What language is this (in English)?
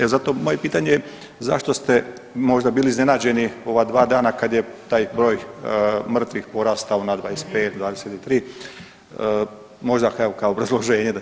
Croatian